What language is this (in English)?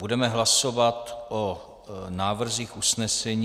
Czech